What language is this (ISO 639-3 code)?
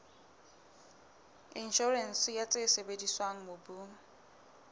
sot